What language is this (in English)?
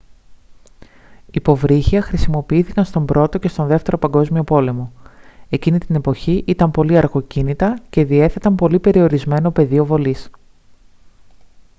Greek